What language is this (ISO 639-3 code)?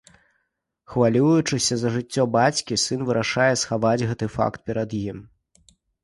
bel